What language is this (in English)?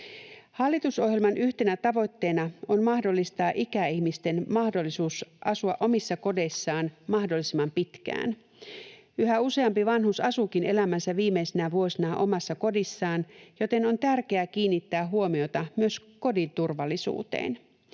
Finnish